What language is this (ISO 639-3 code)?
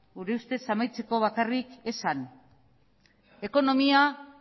eus